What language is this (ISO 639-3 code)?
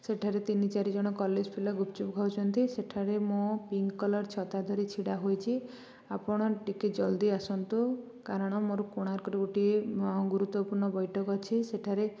ori